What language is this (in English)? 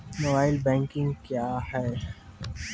Maithili